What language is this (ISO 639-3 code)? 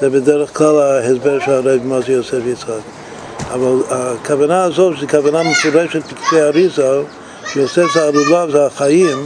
heb